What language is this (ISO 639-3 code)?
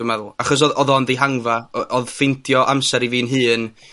cym